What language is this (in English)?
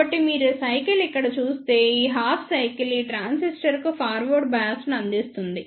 Telugu